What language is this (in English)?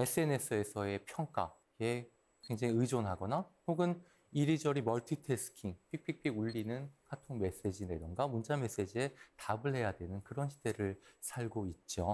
Korean